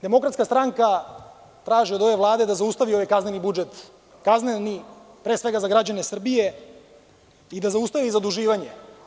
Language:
Serbian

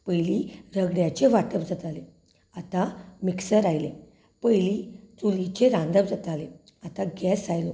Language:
Konkani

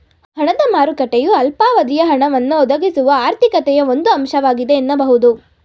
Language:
Kannada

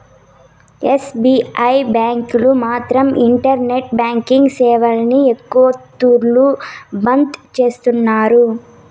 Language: Telugu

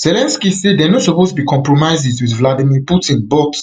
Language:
Nigerian Pidgin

